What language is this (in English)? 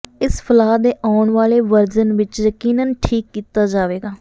Punjabi